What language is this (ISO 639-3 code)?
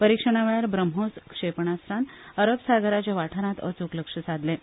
kok